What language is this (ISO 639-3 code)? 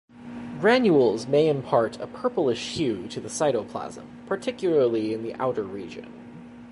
eng